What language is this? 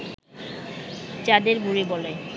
Bangla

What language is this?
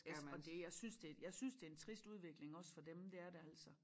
Danish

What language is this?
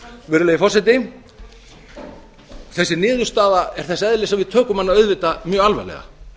Icelandic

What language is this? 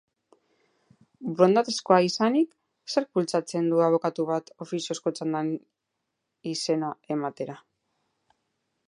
Basque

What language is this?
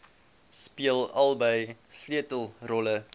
Afrikaans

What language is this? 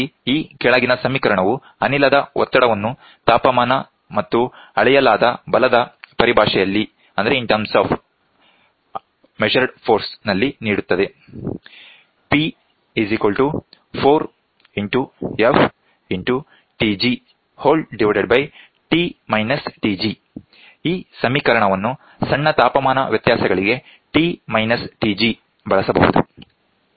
Kannada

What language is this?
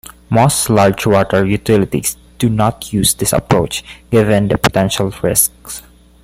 English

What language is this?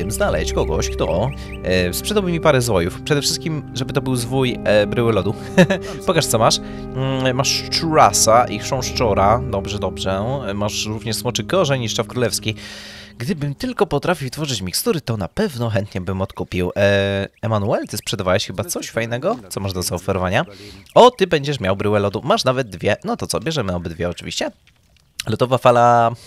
Polish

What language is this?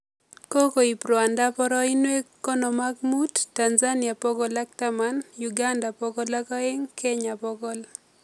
Kalenjin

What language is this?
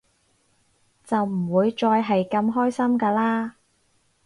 Cantonese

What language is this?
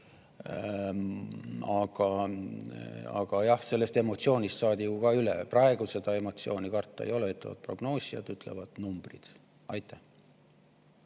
Estonian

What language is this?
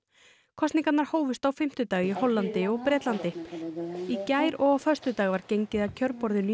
Icelandic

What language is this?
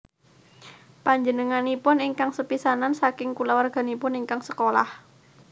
Javanese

